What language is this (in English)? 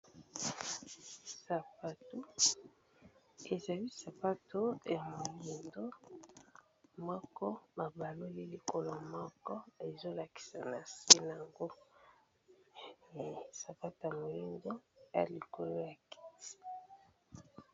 Lingala